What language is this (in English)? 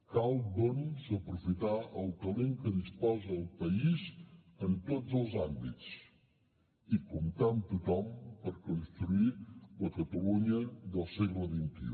Catalan